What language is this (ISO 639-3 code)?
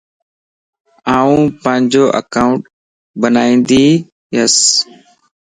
lss